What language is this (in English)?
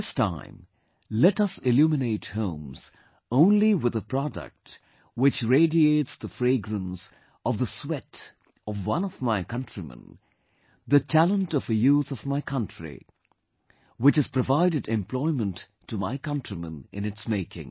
English